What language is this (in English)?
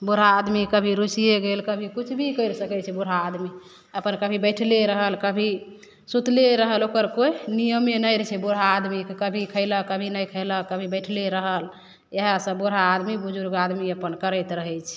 Maithili